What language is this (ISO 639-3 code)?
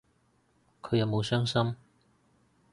yue